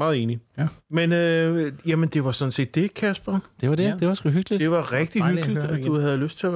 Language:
Danish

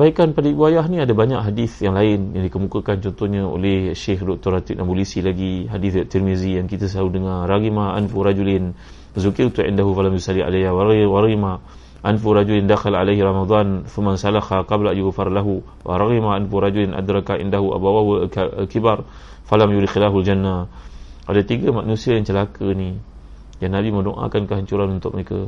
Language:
Malay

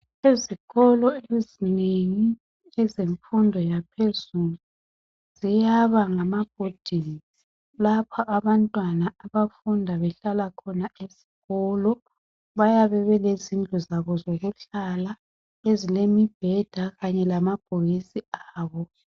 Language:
North Ndebele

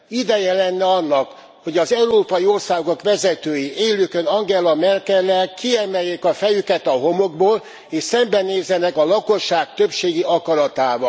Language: Hungarian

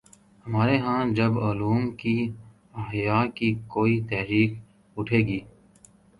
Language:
Urdu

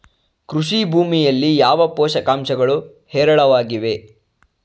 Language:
Kannada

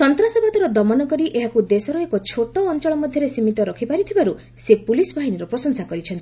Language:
Odia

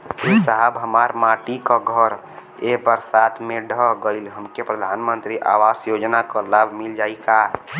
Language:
Bhojpuri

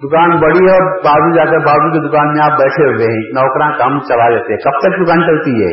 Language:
Urdu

